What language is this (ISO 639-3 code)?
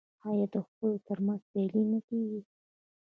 pus